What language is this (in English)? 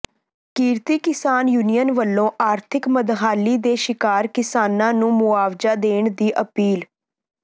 Punjabi